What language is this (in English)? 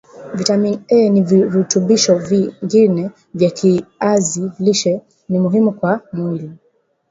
Swahili